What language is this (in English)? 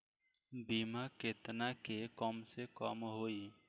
Bhojpuri